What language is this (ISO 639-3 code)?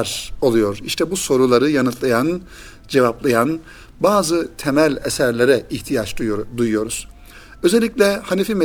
tur